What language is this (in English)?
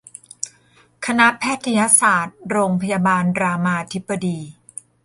Thai